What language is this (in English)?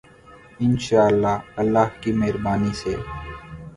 Urdu